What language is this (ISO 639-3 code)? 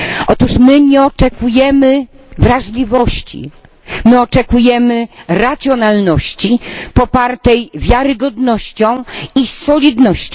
pol